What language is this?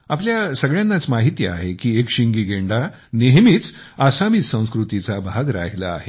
Marathi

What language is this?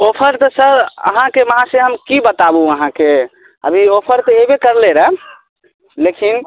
Maithili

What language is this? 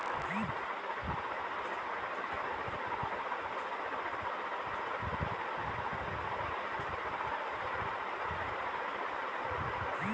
Bhojpuri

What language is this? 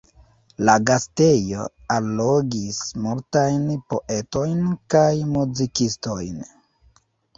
Esperanto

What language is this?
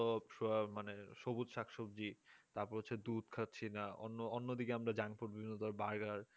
Bangla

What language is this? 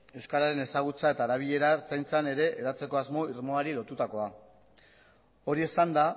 Basque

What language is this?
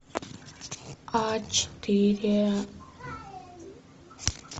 Russian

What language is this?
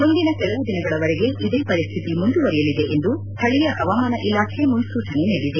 Kannada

